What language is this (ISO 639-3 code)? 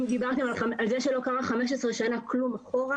heb